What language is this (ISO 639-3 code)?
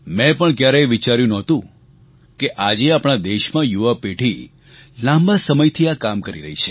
guj